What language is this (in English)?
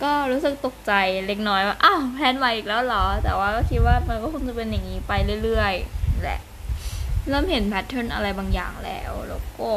Thai